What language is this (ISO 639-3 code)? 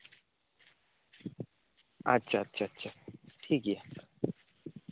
sat